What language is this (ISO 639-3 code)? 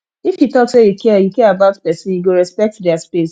pcm